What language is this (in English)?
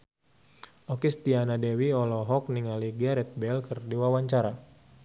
Sundanese